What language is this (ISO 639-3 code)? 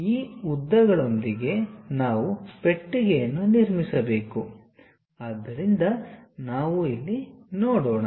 kan